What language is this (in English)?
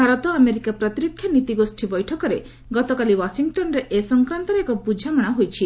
Odia